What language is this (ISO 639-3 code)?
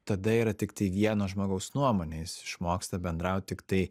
lit